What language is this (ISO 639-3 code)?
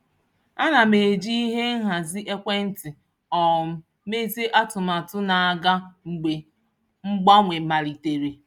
ibo